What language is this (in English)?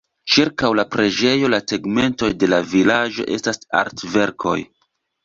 Esperanto